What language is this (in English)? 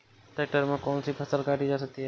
Hindi